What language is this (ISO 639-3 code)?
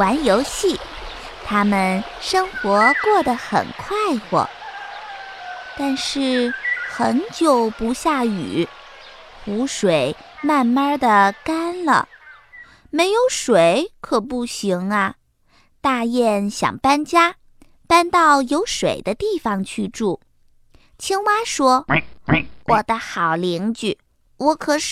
zho